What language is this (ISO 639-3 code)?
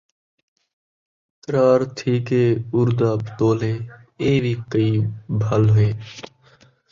skr